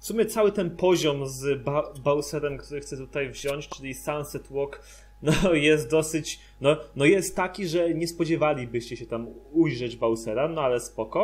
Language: Polish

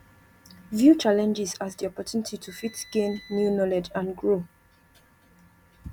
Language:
Nigerian Pidgin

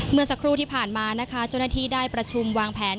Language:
Thai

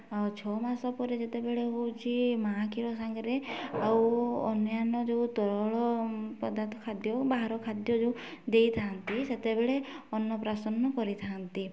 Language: Odia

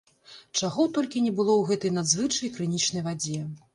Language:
Belarusian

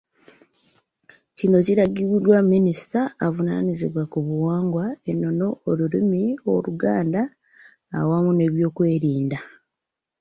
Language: Ganda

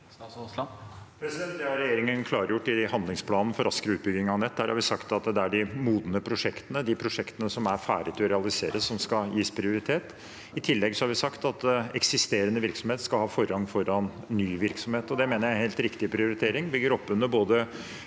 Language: Norwegian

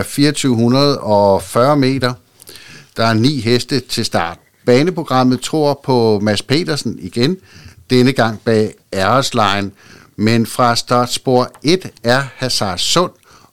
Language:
Danish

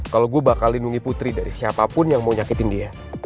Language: Indonesian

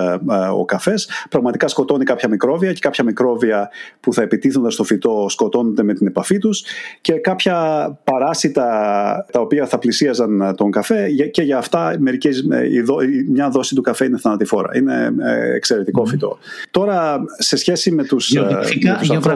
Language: Greek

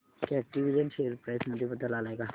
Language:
Marathi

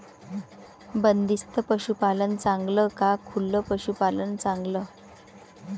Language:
Marathi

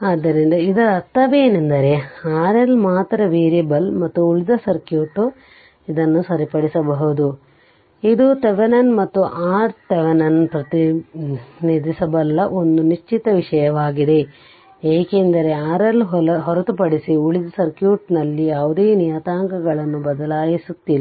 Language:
Kannada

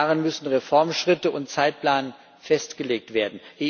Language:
German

